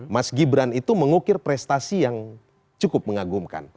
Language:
Indonesian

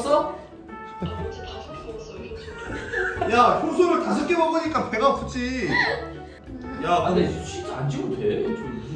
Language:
Korean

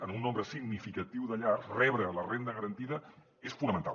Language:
Catalan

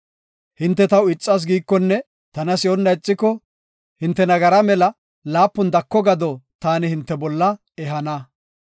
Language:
Gofa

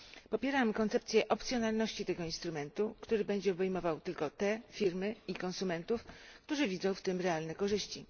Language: Polish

